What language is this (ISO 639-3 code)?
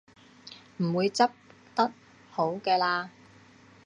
yue